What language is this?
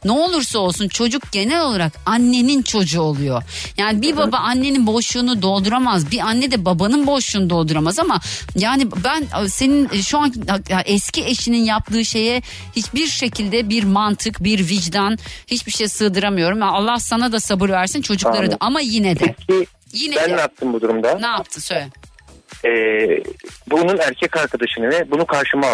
Turkish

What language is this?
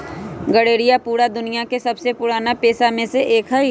Magahi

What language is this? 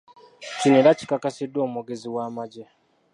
Ganda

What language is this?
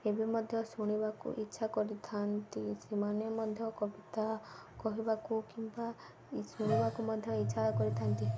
Odia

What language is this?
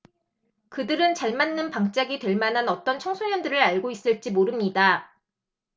Korean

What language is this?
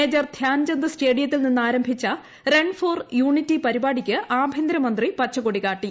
Malayalam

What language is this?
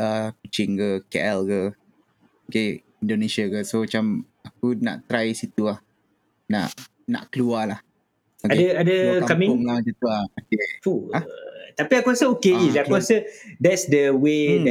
Malay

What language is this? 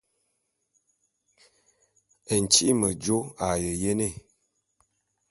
Bulu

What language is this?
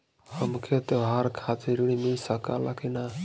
Bhojpuri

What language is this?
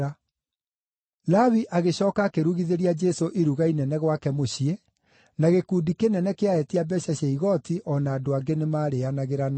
Kikuyu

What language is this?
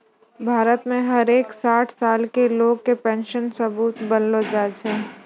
Maithili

